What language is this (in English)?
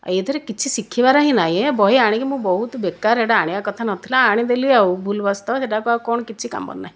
Odia